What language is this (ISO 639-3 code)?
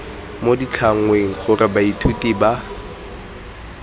tsn